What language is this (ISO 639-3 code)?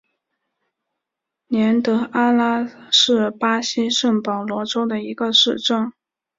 zho